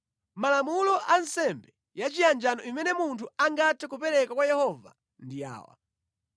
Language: Nyanja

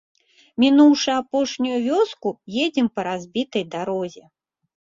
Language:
Belarusian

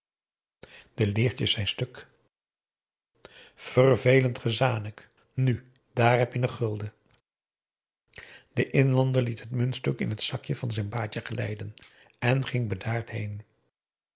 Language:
Dutch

